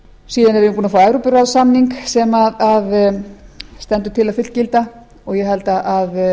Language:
Icelandic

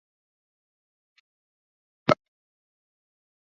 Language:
Swahili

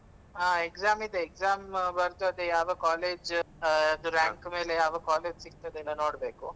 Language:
Kannada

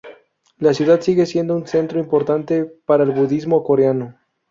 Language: Spanish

